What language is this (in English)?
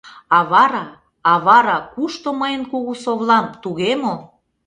Mari